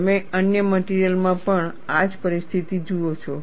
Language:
Gujarati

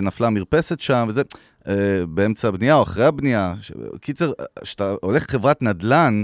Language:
Hebrew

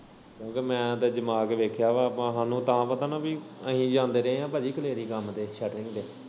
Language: Punjabi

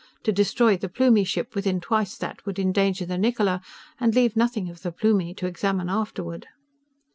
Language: English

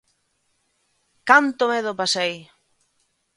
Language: Galician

